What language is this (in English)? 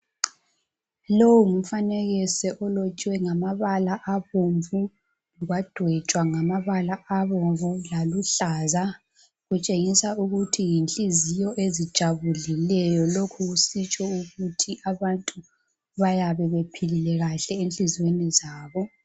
North Ndebele